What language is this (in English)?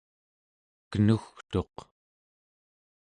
Central Yupik